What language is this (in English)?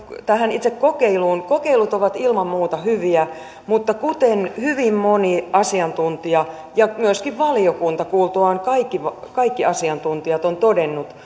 Finnish